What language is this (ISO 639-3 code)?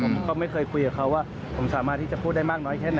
tha